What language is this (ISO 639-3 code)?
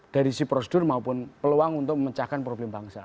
ind